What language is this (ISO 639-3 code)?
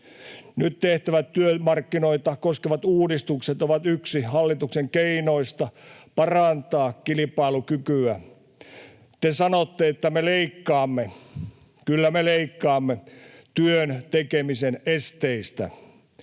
fin